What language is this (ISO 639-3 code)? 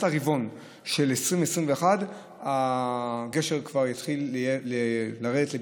heb